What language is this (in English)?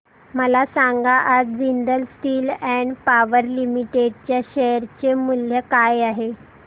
Marathi